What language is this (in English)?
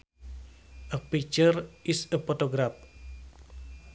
Sundanese